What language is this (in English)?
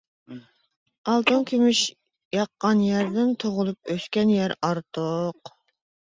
Uyghur